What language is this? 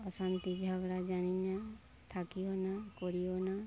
Bangla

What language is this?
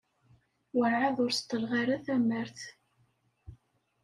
Kabyle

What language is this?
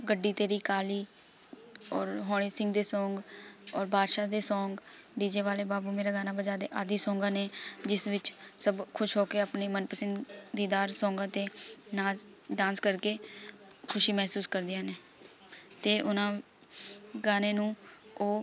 Punjabi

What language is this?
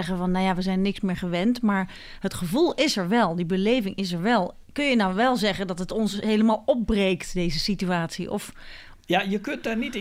Dutch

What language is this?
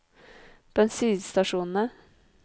Norwegian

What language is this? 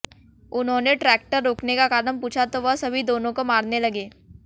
Hindi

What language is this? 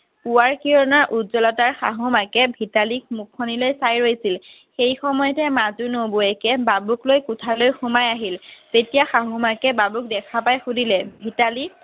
Assamese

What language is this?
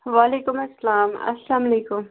Kashmiri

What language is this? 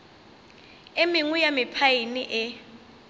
Northern Sotho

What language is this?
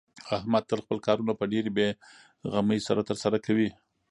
Pashto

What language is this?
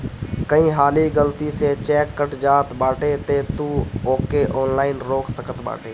Bhojpuri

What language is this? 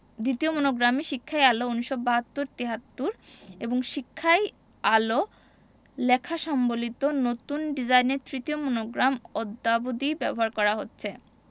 Bangla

